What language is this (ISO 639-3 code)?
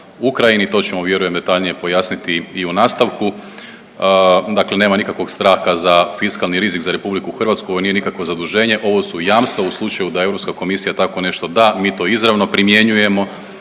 hrv